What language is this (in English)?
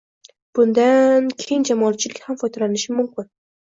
Uzbek